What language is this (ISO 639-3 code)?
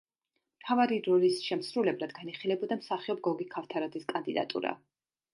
kat